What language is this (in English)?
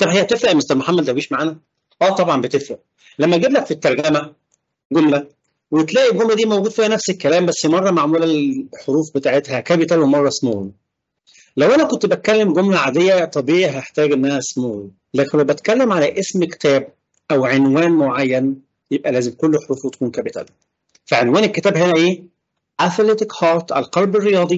Arabic